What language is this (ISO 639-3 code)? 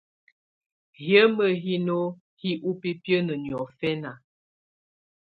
tvu